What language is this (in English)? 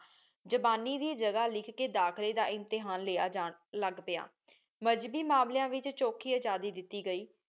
Punjabi